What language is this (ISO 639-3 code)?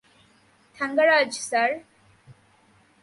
ben